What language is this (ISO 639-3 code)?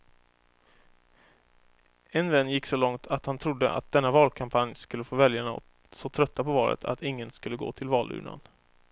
swe